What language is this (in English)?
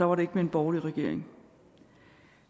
Danish